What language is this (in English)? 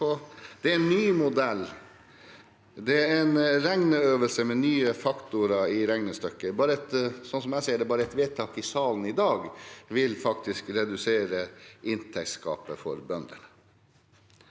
Norwegian